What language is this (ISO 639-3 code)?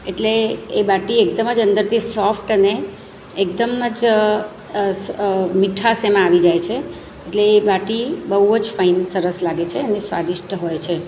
guj